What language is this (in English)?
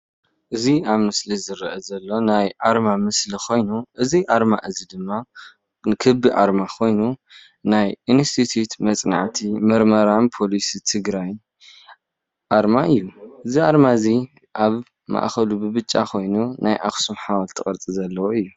Tigrinya